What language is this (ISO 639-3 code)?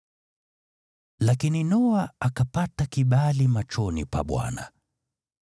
swa